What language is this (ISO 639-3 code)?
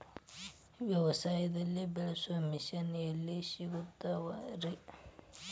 kan